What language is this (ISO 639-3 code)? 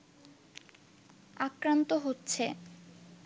ben